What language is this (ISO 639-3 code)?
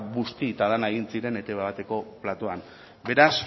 eus